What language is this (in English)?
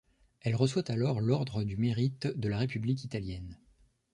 French